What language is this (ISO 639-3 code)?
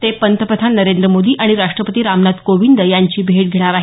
mar